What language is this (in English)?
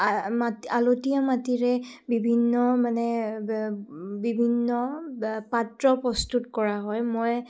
Assamese